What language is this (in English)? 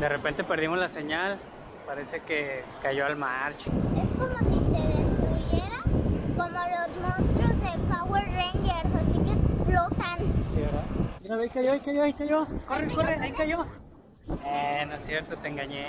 Spanish